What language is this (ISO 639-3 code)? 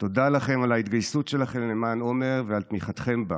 heb